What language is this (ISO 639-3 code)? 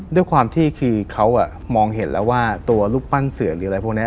tha